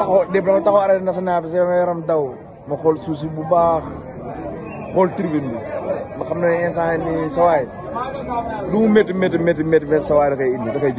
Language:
Arabic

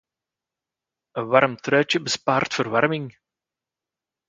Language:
Dutch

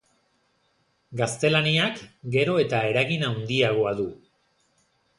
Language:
Basque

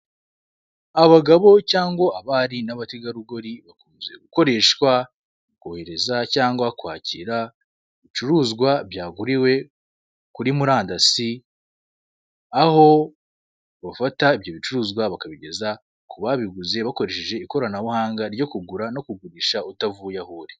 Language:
Kinyarwanda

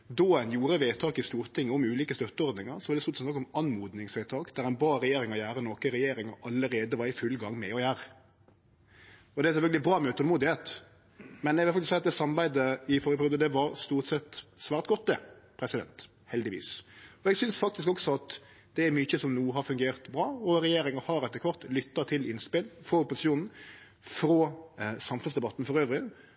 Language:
Norwegian Nynorsk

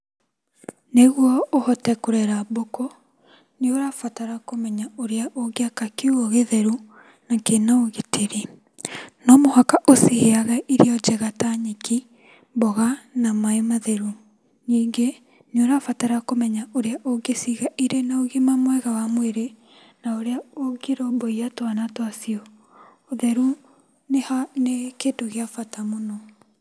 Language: Kikuyu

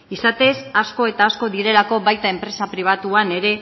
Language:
Basque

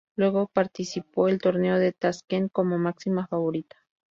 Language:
Spanish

